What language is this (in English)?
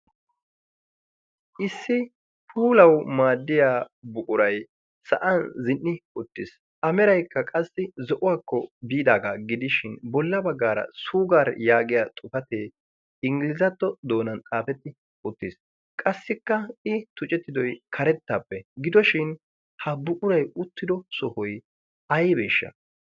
Wolaytta